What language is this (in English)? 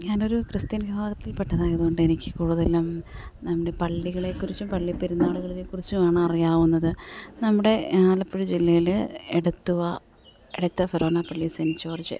Malayalam